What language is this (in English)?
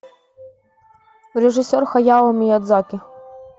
Russian